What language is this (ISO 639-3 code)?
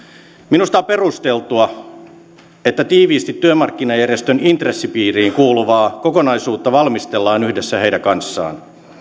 fin